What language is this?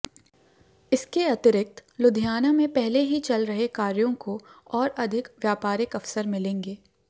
Hindi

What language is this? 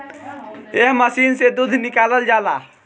Bhojpuri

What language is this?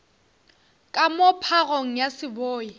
Northern Sotho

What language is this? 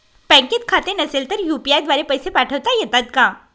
Marathi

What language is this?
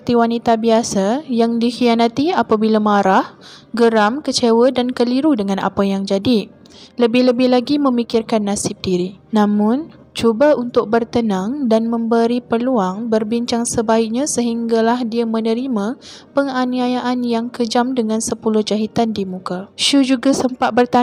Malay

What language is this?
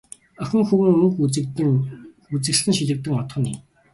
Mongolian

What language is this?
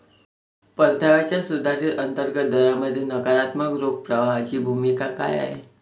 Marathi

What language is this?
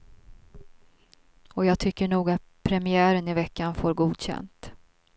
Swedish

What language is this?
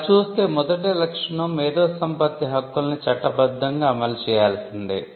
Telugu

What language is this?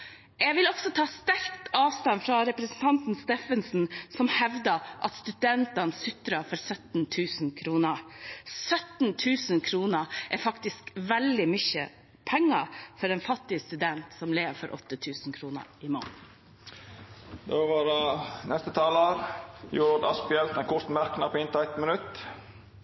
Norwegian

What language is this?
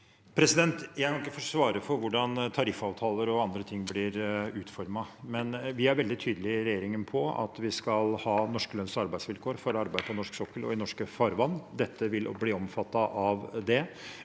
Norwegian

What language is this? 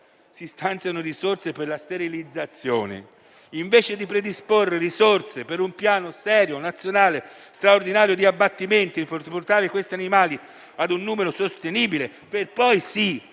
Italian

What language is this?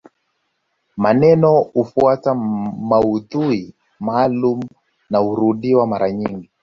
Swahili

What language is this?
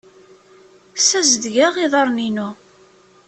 Kabyle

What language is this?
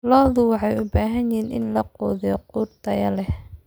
Somali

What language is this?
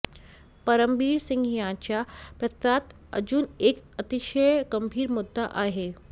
Marathi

